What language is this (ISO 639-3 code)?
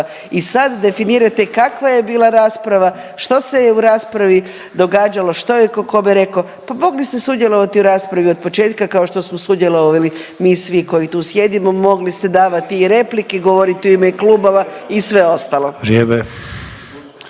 hrv